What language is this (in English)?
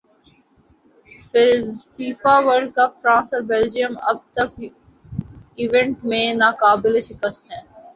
Urdu